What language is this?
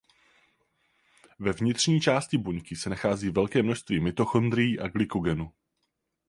Czech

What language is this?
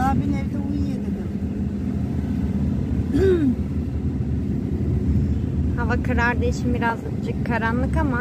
Turkish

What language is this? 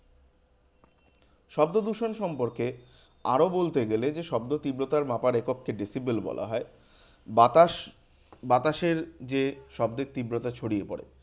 Bangla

